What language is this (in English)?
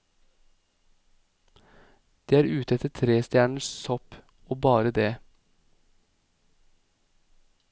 Norwegian